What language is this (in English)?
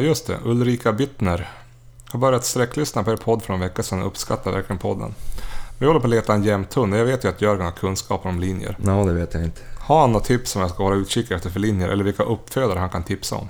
Swedish